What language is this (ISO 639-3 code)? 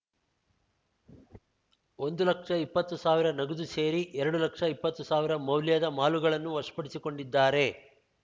kan